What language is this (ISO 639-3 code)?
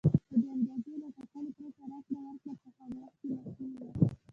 pus